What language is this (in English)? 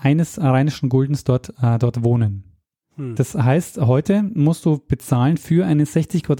German